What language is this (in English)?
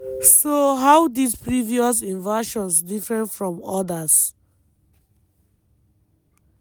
Nigerian Pidgin